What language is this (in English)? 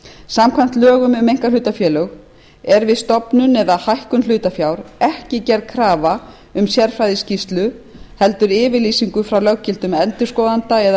Icelandic